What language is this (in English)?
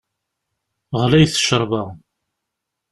Kabyle